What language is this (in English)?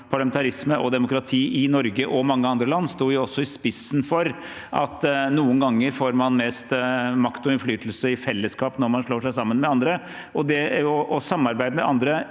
Norwegian